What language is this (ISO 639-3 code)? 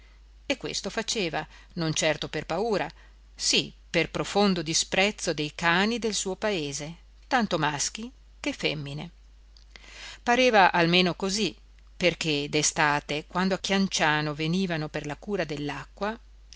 ita